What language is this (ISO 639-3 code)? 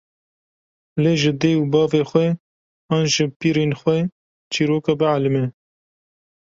kur